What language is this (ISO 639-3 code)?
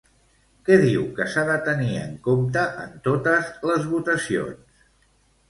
cat